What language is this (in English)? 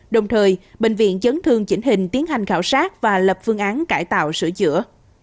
Vietnamese